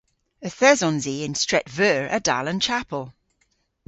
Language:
Cornish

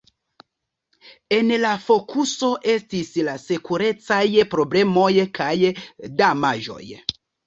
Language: Esperanto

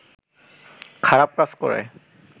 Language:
Bangla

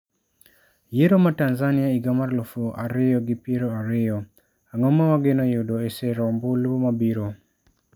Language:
Luo (Kenya and Tanzania)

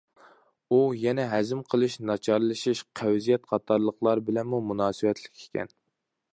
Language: Uyghur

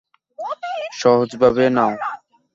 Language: Bangla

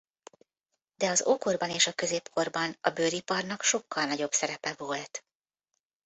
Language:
Hungarian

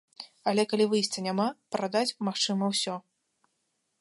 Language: Belarusian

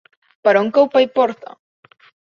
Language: Catalan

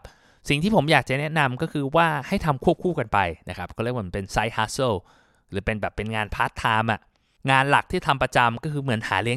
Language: Thai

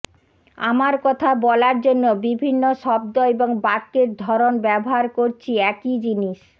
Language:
Bangla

